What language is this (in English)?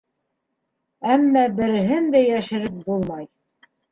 Bashkir